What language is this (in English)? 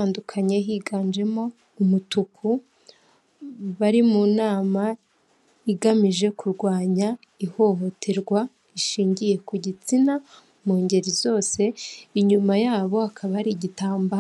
Kinyarwanda